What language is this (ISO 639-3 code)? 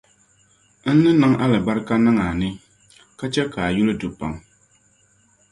dag